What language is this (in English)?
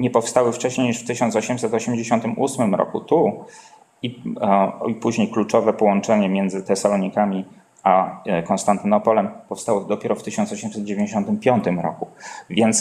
Polish